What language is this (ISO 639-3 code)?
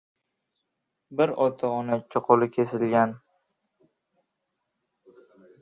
uzb